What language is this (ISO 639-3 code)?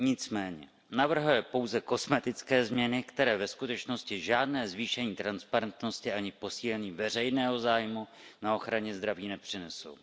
ces